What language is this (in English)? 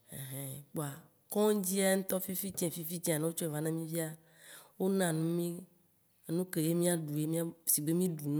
Waci Gbe